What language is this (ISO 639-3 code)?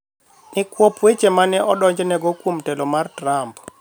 luo